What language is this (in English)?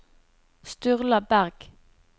Norwegian